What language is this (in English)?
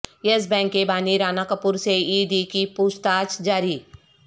Urdu